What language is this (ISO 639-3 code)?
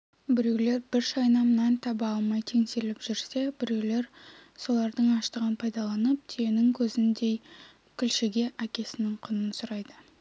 kaz